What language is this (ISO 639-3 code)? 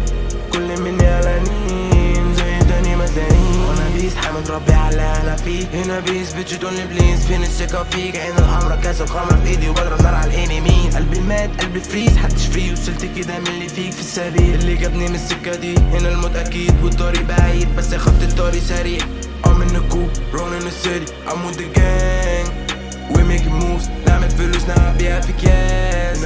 ara